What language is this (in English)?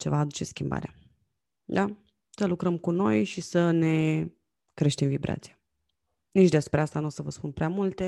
Romanian